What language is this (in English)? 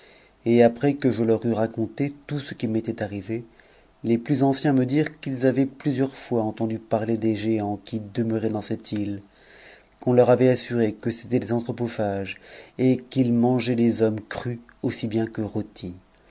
French